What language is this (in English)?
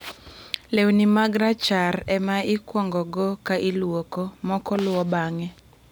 Luo (Kenya and Tanzania)